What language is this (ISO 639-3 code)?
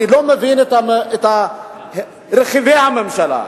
heb